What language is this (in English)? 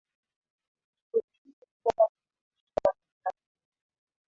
Swahili